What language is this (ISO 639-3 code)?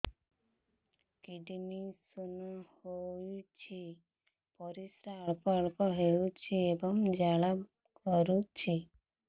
ori